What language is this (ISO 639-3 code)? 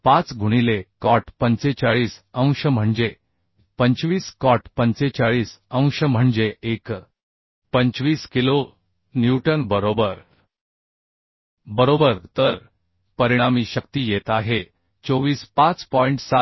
mar